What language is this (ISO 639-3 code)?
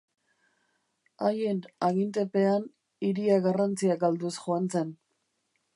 eus